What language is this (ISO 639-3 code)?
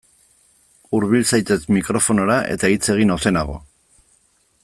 eus